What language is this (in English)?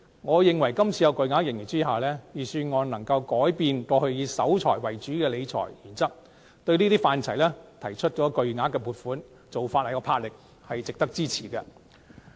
Cantonese